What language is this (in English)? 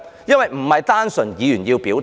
Cantonese